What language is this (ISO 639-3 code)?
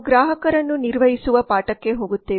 kan